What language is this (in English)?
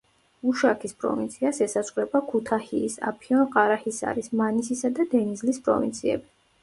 Georgian